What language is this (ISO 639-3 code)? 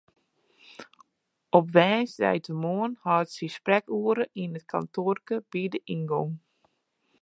fry